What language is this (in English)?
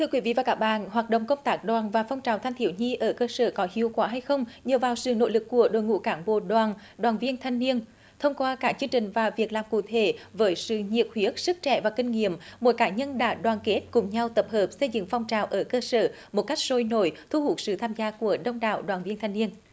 Vietnamese